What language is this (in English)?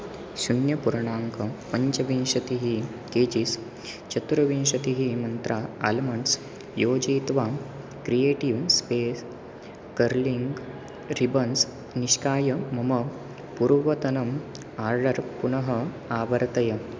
Sanskrit